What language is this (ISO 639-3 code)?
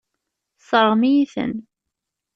kab